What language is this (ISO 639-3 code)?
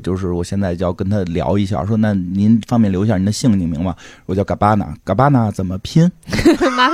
zho